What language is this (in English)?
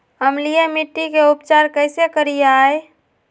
Magahi